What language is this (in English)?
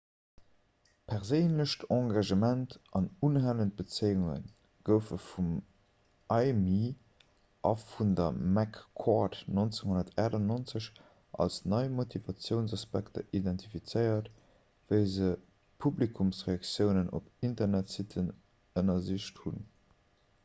Luxembourgish